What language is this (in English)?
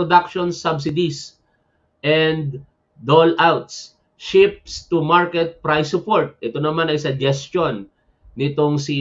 Filipino